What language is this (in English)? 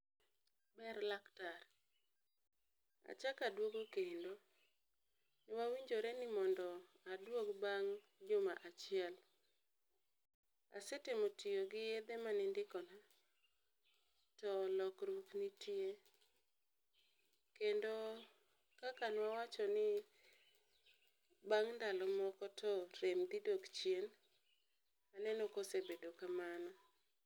Luo (Kenya and Tanzania)